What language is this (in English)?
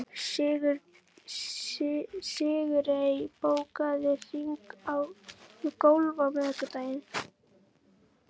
Icelandic